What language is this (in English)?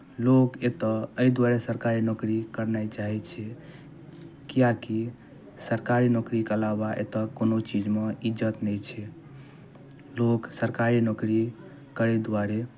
Maithili